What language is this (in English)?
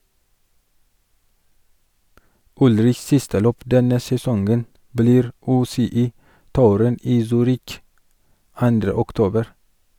Norwegian